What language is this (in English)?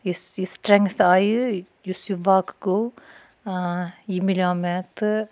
Kashmiri